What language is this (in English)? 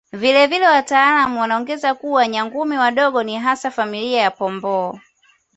Swahili